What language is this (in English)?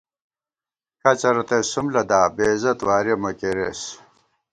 Gawar-Bati